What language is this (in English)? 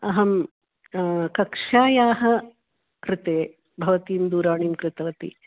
Sanskrit